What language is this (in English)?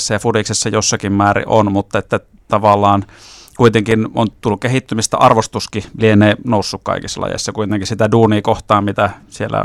Finnish